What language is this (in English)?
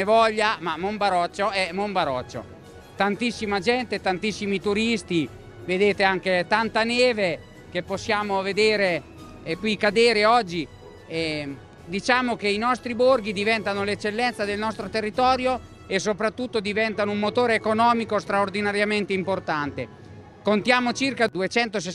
Italian